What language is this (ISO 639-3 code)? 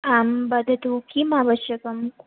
san